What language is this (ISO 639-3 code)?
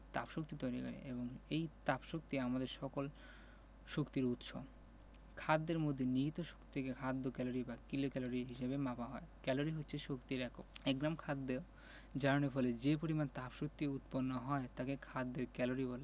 ben